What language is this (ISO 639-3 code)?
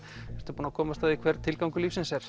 isl